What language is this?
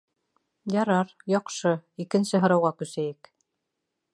Bashkir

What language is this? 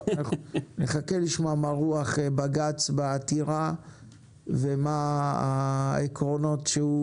Hebrew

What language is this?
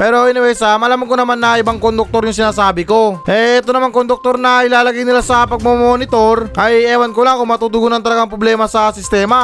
Filipino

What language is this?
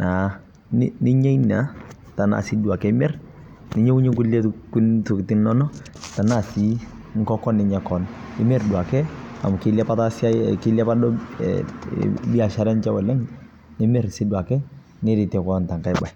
Masai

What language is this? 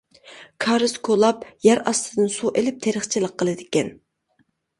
Uyghur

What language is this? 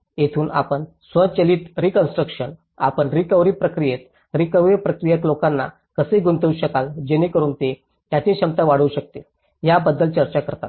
Marathi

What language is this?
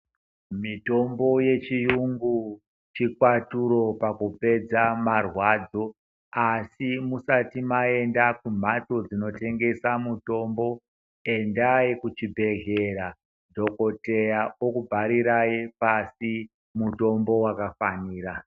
Ndau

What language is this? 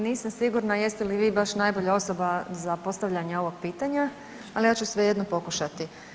Croatian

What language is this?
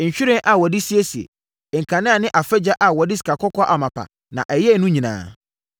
Akan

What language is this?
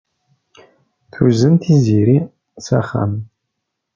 Kabyle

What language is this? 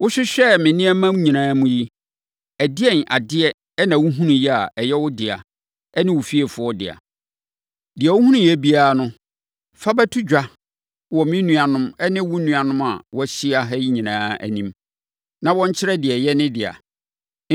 Akan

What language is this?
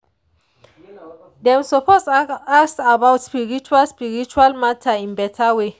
Nigerian Pidgin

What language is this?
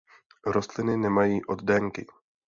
Czech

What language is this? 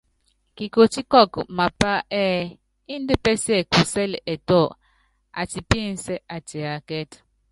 Yangben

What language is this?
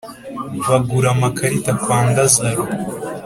Kinyarwanda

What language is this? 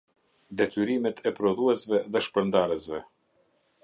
Albanian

